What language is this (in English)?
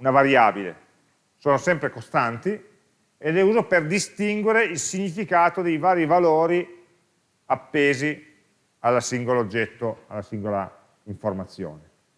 Italian